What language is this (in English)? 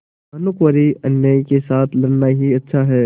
Hindi